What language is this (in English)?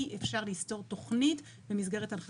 Hebrew